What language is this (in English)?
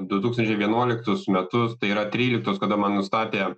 Lithuanian